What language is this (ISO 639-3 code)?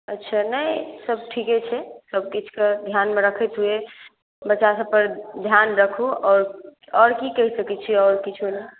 mai